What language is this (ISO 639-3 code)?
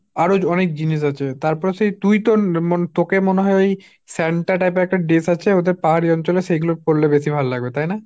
ben